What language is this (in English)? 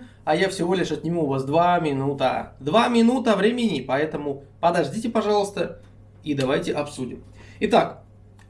Russian